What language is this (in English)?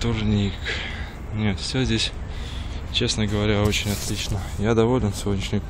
Russian